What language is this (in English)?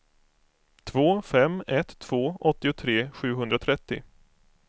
Swedish